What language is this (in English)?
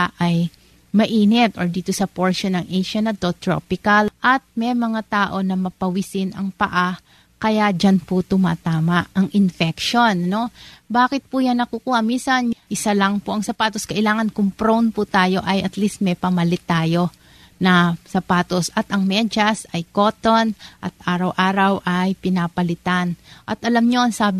Filipino